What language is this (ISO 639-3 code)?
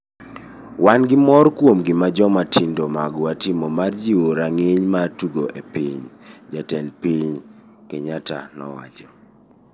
luo